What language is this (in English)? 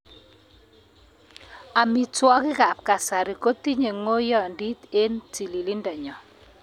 Kalenjin